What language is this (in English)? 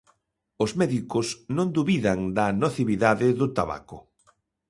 Galician